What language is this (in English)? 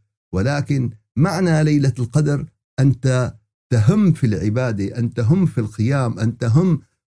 Arabic